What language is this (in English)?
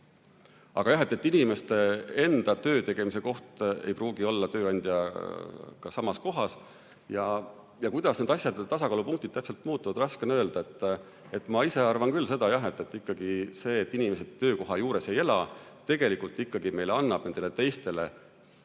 Estonian